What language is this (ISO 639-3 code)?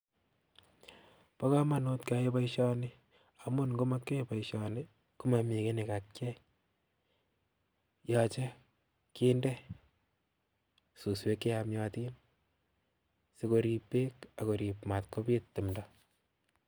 kln